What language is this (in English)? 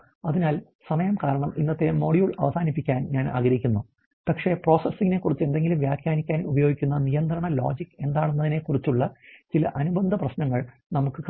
Malayalam